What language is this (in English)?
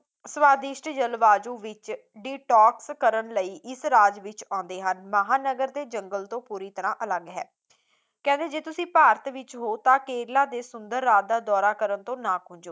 Punjabi